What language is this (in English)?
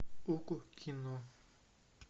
Russian